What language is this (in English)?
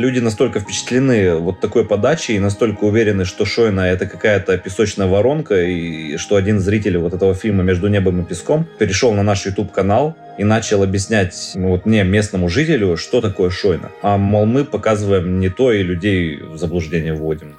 Russian